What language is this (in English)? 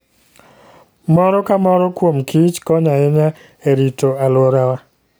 Luo (Kenya and Tanzania)